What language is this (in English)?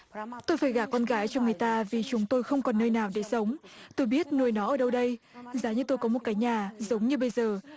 Vietnamese